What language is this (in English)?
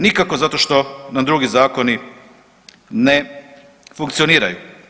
Croatian